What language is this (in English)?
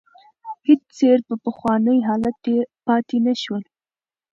Pashto